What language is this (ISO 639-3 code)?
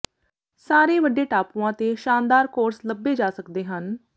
pan